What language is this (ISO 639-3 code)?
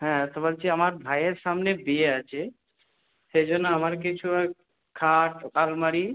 ben